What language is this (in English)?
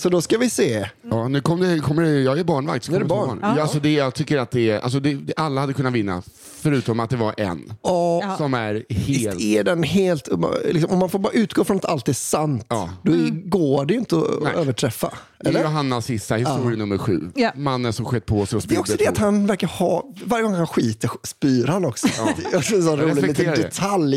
Swedish